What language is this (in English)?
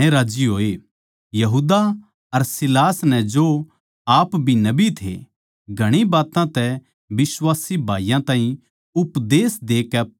Haryanvi